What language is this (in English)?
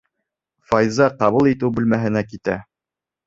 Bashkir